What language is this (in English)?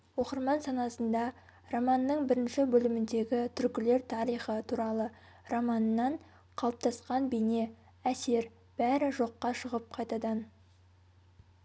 Kazakh